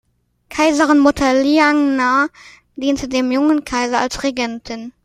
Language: German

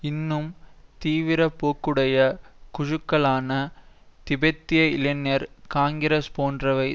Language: Tamil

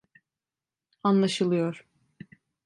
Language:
Turkish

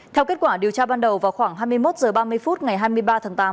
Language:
Vietnamese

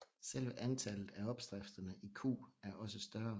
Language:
Danish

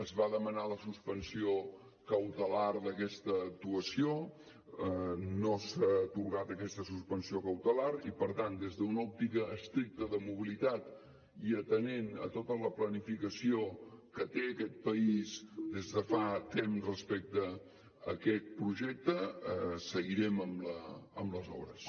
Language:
Catalan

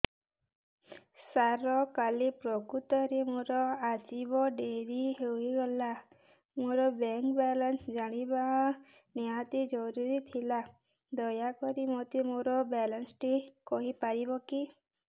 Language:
Odia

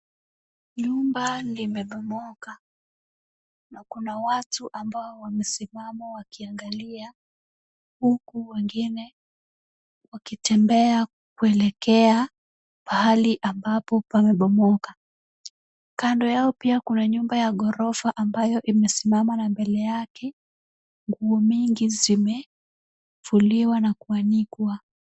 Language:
Swahili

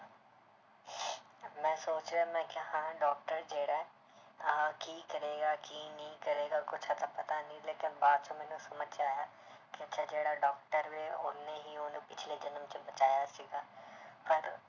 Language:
Punjabi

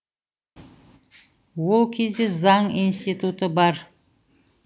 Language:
Kazakh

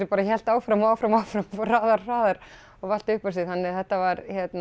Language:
Icelandic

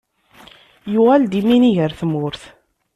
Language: Kabyle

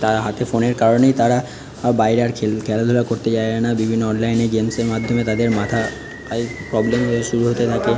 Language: Bangla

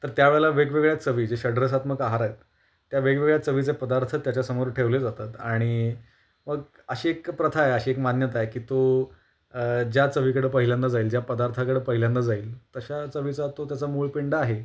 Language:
Marathi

